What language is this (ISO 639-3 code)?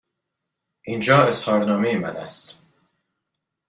fas